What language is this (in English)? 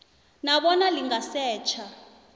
South Ndebele